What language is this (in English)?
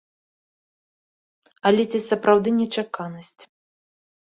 Belarusian